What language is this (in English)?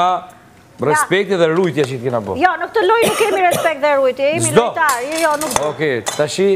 Romanian